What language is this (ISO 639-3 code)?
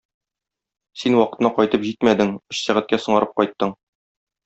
tat